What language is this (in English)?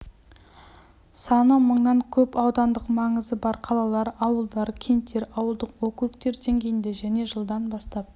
Kazakh